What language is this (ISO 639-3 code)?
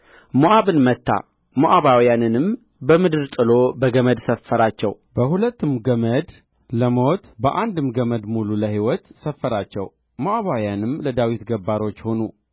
amh